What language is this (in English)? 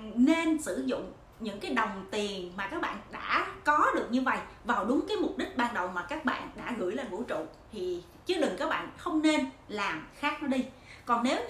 Vietnamese